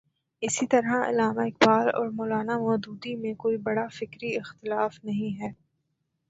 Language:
Urdu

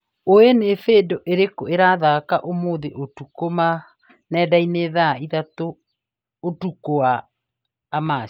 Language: Kikuyu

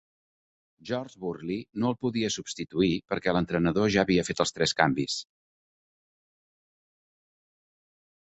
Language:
Catalan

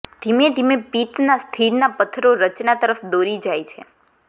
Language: Gujarati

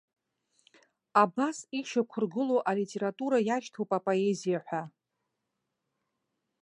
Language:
Abkhazian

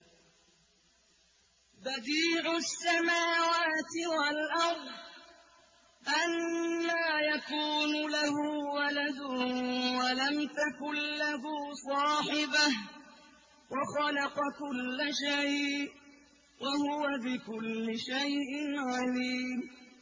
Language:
Arabic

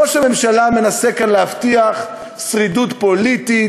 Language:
Hebrew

